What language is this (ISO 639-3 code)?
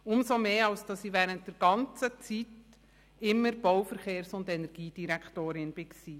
gsw